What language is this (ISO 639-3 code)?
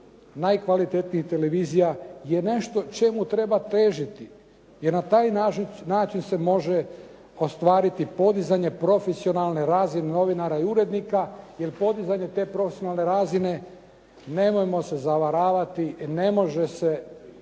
hrv